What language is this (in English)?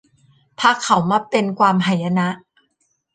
Thai